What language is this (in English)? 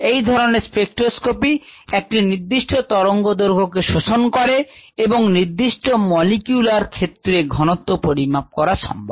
Bangla